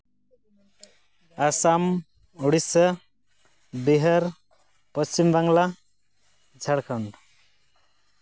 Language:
Santali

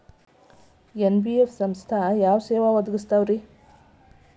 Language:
Kannada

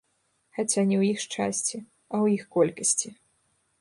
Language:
Belarusian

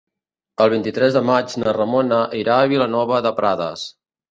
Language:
Catalan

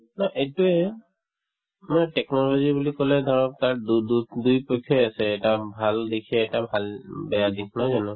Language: Assamese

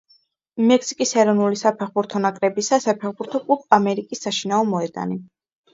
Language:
Georgian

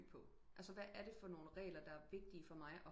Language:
Danish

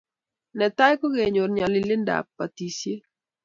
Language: Kalenjin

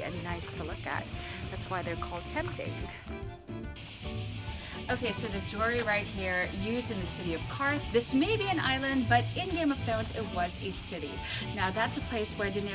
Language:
English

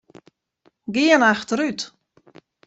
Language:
Western Frisian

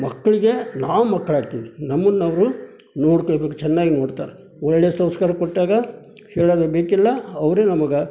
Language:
Kannada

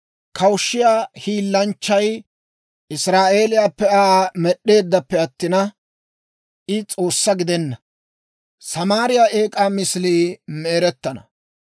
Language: Dawro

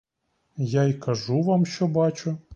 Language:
Ukrainian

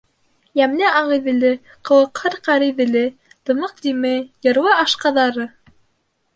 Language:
Bashkir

